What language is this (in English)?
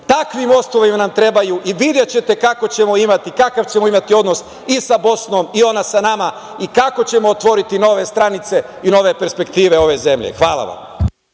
Serbian